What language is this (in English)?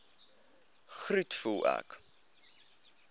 Afrikaans